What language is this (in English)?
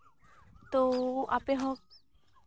Santali